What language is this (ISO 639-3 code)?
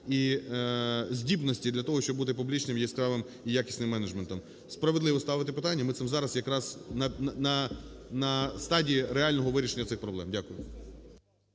ukr